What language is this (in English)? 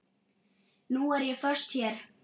Icelandic